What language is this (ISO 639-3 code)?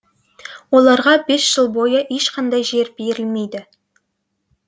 kaz